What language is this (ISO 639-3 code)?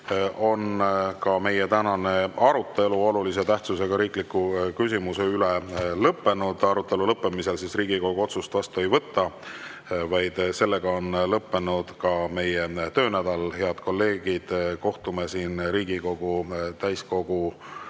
est